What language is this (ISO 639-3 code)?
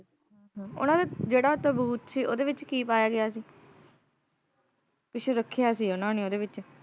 pan